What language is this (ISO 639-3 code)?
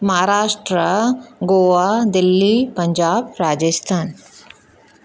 snd